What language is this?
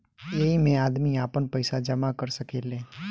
Bhojpuri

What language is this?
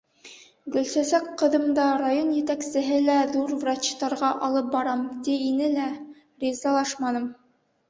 Bashkir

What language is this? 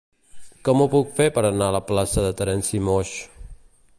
Catalan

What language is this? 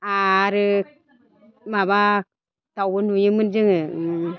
Bodo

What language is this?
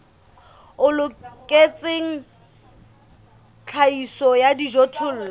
Southern Sotho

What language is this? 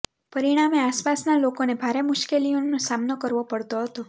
Gujarati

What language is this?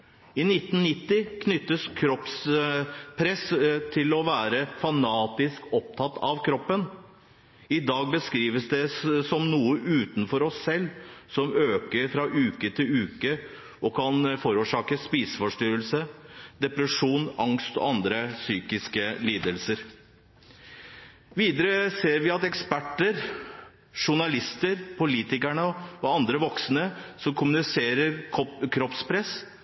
Norwegian Bokmål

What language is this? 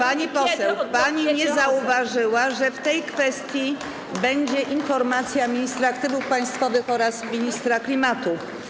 Polish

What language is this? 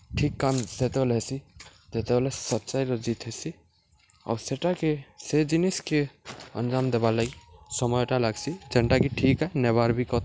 Odia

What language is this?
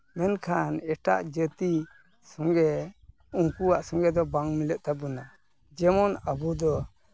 Santali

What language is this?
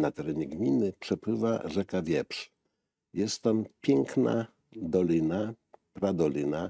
Polish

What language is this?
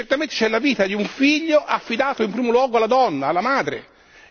Italian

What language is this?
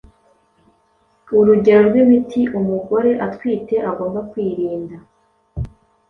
Kinyarwanda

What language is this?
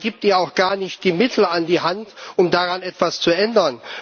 German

